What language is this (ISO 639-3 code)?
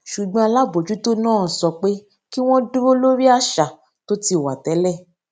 yor